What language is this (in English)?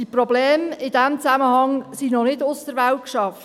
Swiss German